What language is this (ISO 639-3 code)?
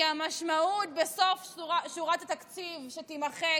heb